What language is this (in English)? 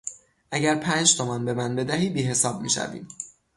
Persian